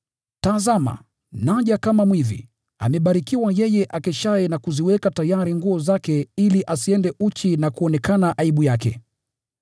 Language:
Swahili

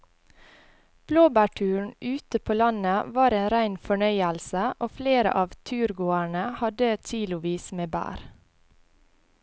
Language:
Norwegian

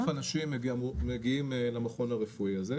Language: Hebrew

